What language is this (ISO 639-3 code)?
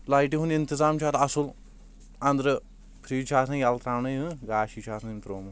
kas